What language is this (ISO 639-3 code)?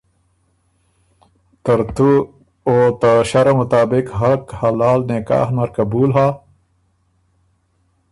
oru